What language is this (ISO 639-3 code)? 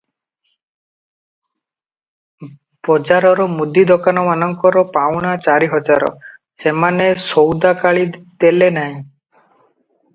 ori